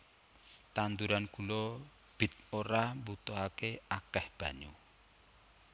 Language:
Javanese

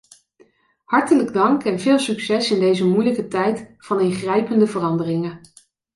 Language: Dutch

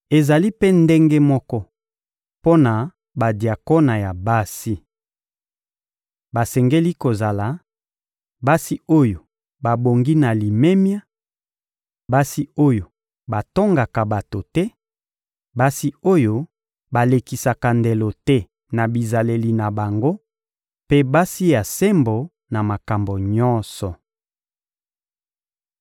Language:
Lingala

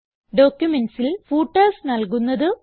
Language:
Malayalam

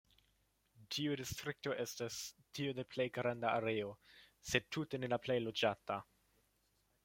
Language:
Esperanto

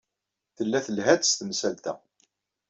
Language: Kabyle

